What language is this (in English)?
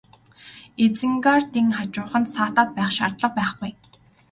Mongolian